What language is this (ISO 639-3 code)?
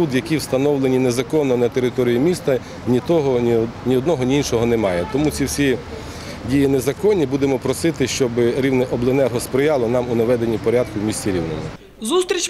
ukr